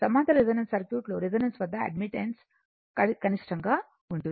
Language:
Telugu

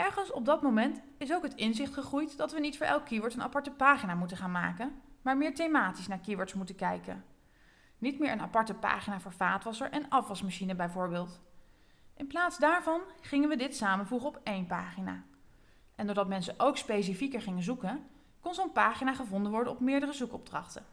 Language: Dutch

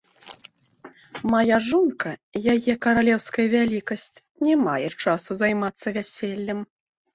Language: Belarusian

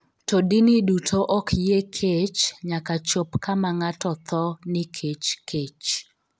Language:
Luo (Kenya and Tanzania)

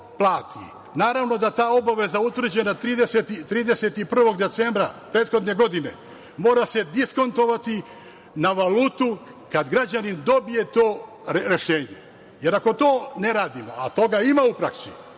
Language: Serbian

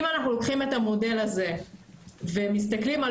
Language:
Hebrew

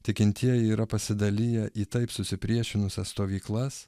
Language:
Lithuanian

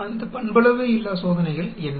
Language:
Tamil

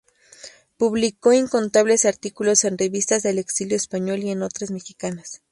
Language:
Spanish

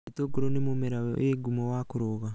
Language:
Kikuyu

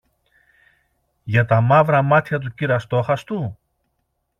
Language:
Greek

